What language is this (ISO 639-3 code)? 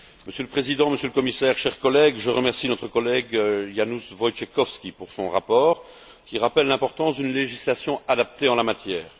fra